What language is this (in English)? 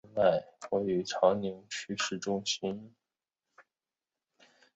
Chinese